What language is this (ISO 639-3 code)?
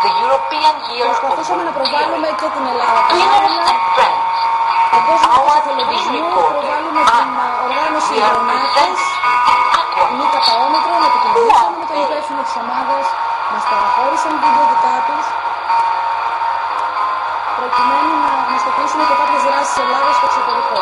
ell